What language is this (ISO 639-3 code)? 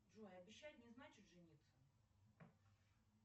rus